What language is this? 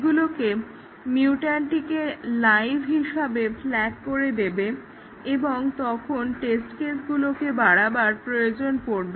Bangla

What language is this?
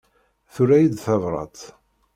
Kabyle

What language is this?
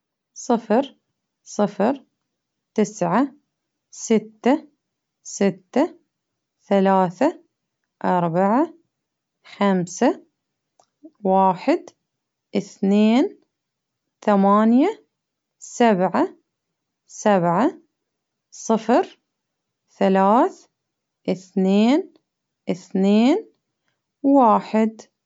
Baharna Arabic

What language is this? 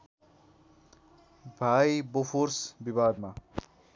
Nepali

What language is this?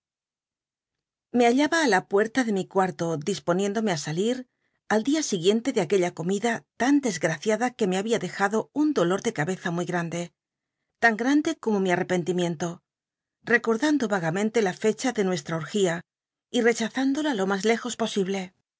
Spanish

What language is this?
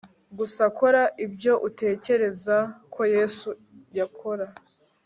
Kinyarwanda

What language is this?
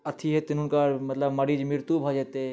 Maithili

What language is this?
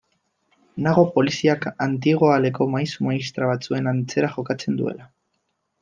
Basque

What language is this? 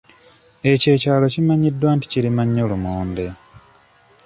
Ganda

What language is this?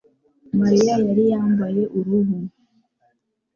Kinyarwanda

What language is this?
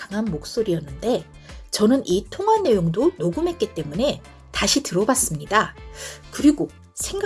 Korean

